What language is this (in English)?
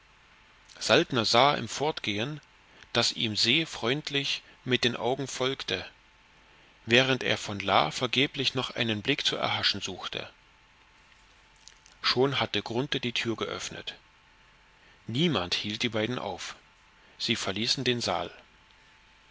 German